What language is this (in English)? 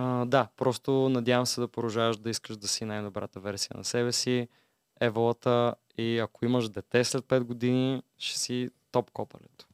Bulgarian